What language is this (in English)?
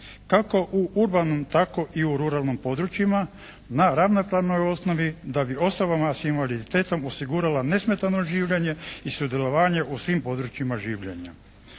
Croatian